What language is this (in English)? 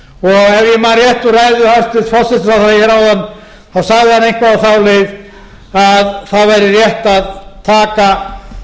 Icelandic